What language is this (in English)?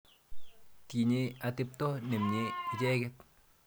Kalenjin